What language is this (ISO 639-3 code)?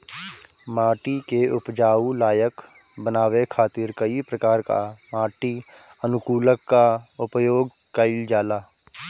bho